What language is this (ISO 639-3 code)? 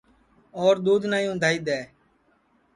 ssi